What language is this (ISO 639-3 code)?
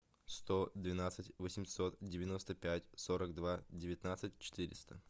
rus